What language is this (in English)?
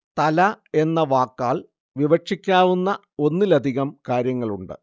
Malayalam